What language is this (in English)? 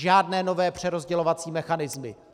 Czech